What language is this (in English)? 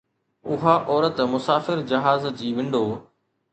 Sindhi